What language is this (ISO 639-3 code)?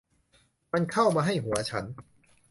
tha